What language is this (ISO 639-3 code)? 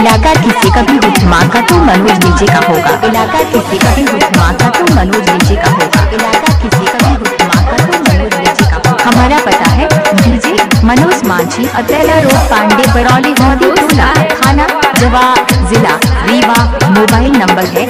hin